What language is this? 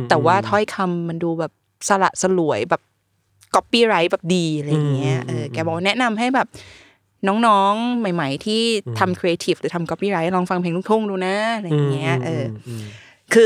Thai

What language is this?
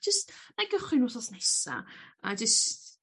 Welsh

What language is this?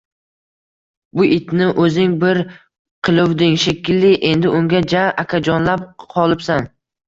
Uzbek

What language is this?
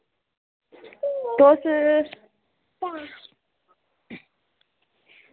Dogri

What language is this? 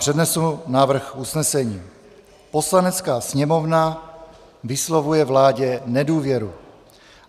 Czech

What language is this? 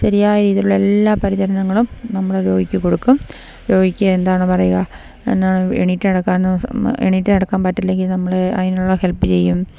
Malayalam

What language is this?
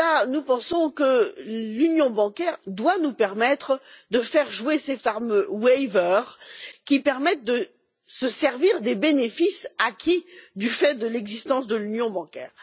French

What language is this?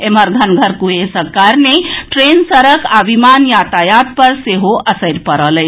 Maithili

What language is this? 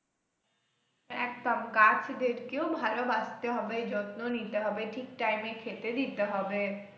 Bangla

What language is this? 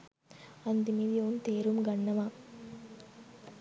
Sinhala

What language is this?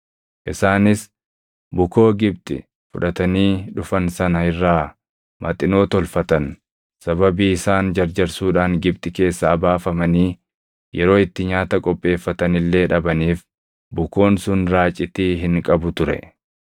Oromo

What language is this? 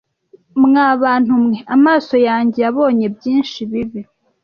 Kinyarwanda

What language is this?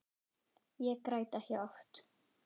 Icelandic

